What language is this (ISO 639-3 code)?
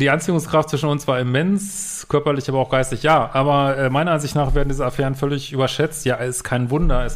deu